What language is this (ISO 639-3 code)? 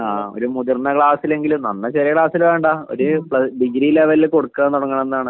mal